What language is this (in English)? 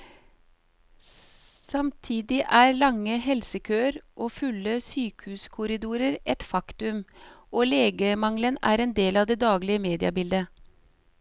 Norwegian